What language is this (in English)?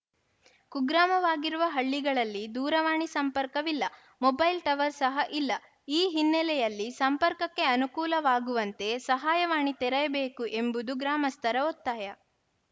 Kannada